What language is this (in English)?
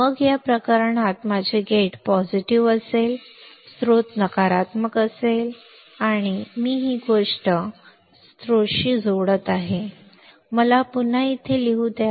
Marathi